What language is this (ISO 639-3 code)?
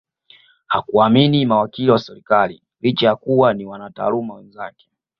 swa